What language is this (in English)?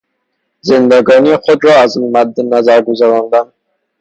Persian